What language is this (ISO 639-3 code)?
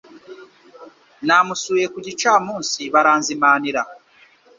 kin